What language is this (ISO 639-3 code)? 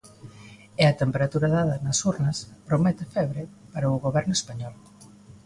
glg